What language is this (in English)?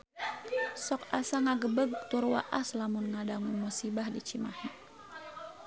Sundanese